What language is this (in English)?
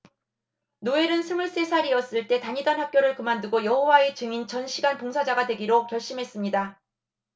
Korean